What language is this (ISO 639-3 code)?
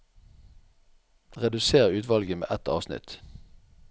nor